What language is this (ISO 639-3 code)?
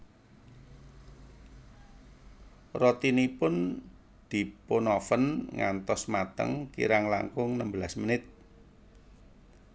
jav